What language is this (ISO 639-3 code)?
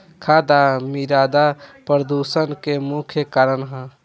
bho